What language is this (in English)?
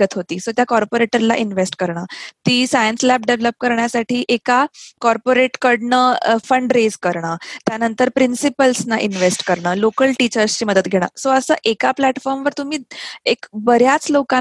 Marathi